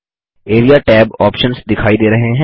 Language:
Hindi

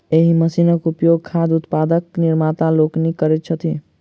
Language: Maithili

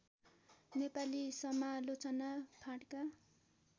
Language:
Nepali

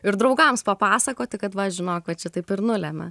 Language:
Lithuanian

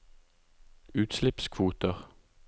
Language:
Norwegian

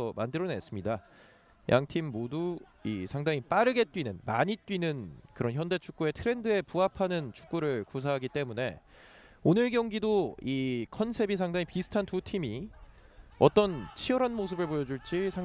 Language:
Korean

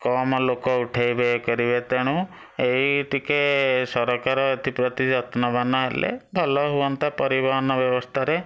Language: Odia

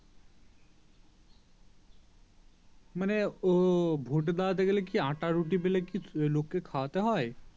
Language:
Bangla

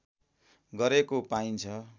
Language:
Nepali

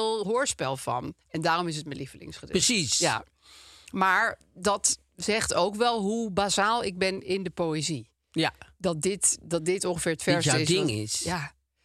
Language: Dutch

